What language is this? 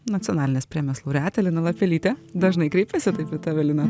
Lithuanian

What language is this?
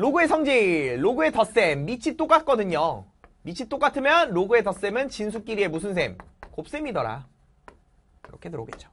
Korean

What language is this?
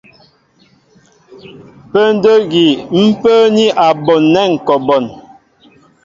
Mbo (Cameroon)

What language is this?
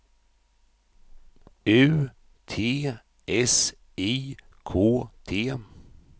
Swedish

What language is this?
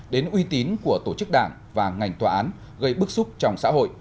Vietnamese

